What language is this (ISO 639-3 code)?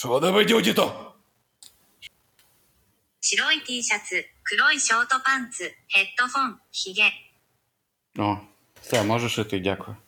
ukr